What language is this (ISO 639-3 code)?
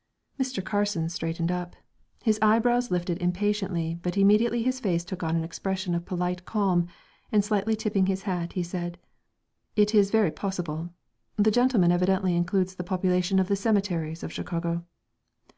eng